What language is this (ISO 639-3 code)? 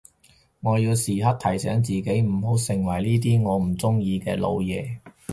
yue